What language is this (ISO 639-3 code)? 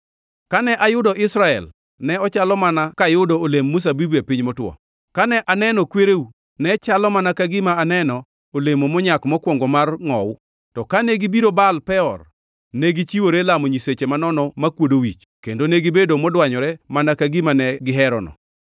luo